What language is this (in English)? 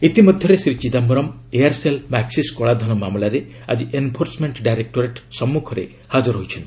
Odia